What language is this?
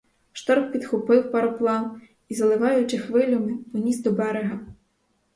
Ukrainian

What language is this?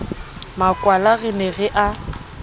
Southern Sotho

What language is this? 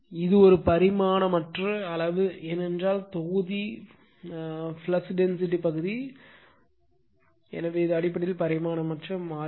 Tamil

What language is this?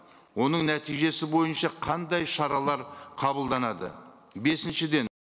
Kazakh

